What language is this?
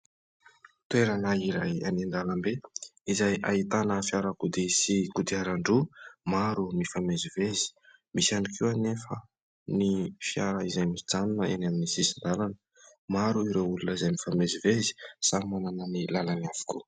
Malagasy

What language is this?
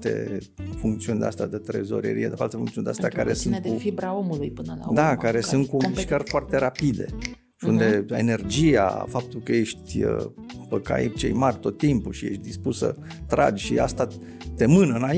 Romanian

